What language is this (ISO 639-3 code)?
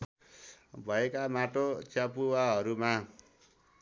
nep